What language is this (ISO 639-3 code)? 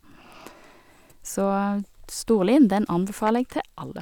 nor